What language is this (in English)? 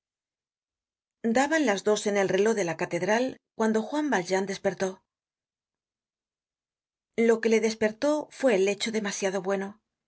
Spanish